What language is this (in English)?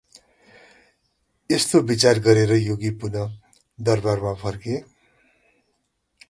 Nepali